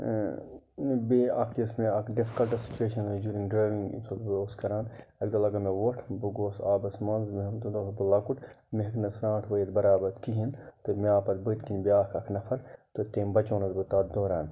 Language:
Kashmiri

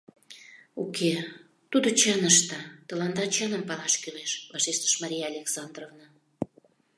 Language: Mari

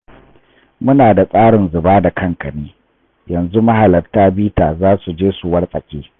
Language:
Hausa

